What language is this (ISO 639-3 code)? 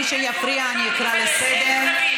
heb